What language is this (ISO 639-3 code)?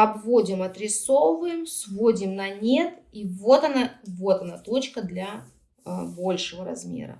rus